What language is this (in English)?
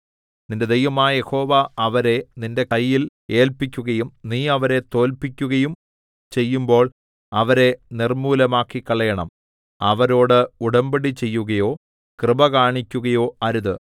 Malayalam